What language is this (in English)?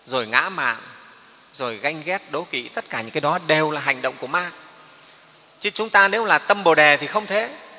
Vietnamese